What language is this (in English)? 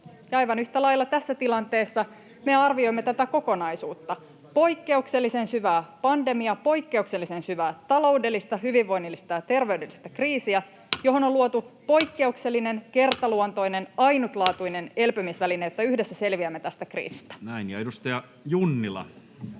Finnish